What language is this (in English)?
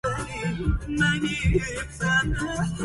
Arabic